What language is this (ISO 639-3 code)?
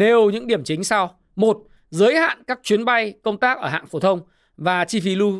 vie